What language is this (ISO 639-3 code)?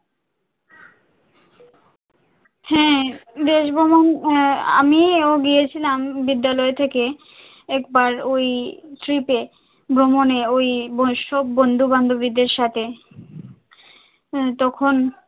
ben